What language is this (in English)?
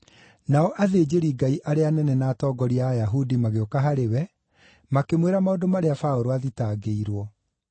Kikuyu